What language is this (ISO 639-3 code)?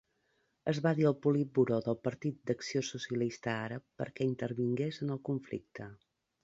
cat